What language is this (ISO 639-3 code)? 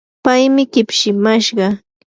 qur